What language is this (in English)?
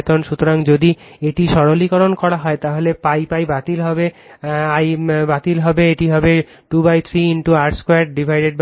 Bangla